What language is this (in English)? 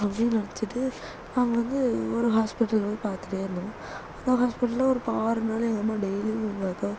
Tamil